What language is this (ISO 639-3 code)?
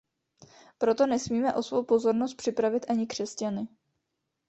ces